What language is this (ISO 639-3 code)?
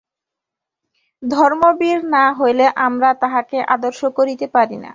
ben